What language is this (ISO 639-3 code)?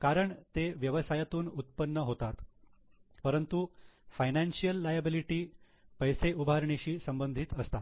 mar